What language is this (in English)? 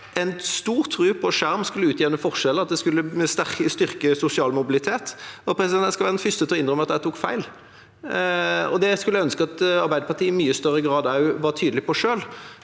Norwegian